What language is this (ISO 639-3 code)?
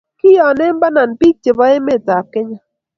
kln